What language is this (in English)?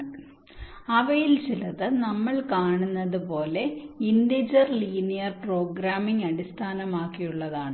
Malayalam